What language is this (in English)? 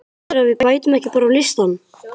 Icelandic